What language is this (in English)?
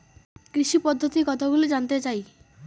Bangla